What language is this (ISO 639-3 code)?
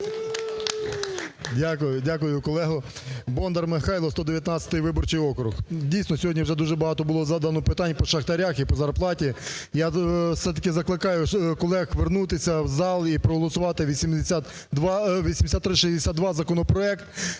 ukr